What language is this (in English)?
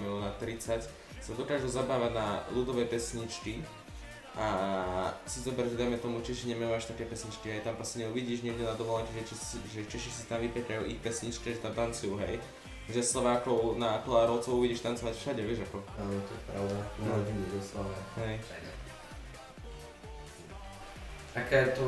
Slovak